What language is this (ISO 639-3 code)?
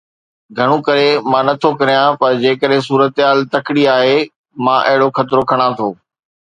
snd